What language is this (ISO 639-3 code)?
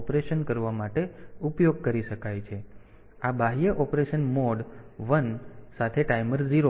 guj